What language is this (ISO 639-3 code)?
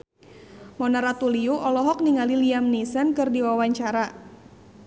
sun